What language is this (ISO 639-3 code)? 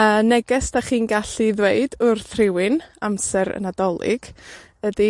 cym